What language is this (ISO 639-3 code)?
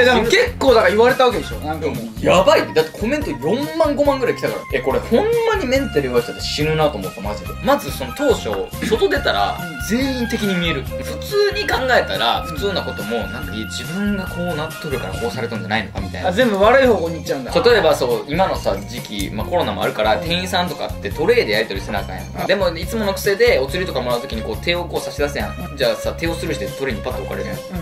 jpn